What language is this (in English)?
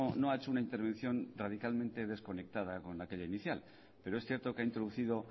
Spanish